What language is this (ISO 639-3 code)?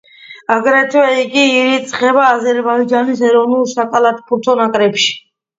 kat